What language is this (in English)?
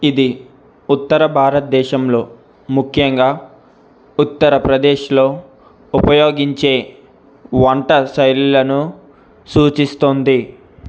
Telugu